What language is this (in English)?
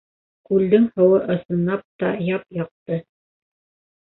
Bashkir